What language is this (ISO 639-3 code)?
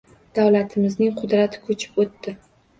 uzb